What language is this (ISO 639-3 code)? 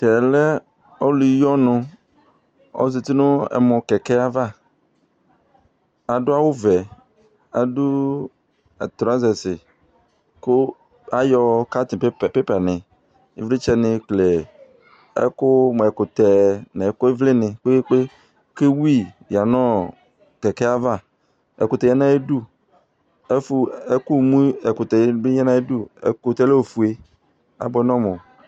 kpo